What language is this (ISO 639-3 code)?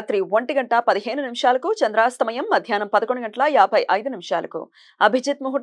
tel